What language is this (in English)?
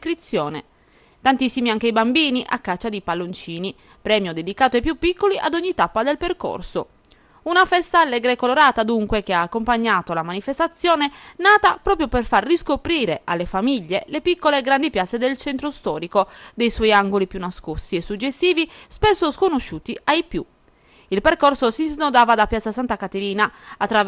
Italian